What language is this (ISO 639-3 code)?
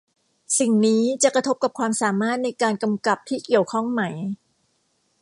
tha